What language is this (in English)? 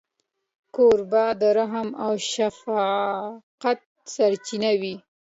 Pashto